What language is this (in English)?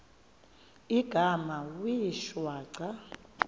Xhosa